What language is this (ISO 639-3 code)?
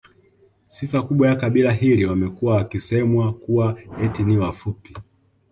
swa